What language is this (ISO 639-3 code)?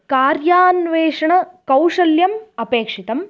san